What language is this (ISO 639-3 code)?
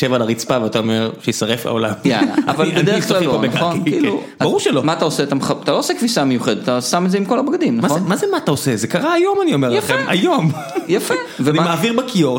heb